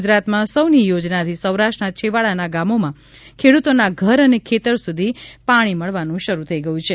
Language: Gujarati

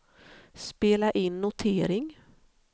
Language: Swedish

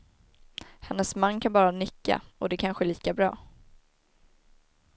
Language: Swedish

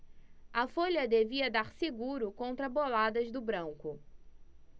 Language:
Portuguese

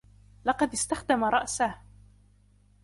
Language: Arabic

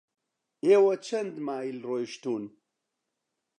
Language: Central Kurdish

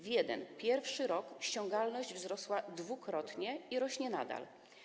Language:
Polish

